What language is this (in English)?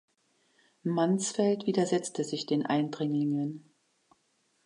German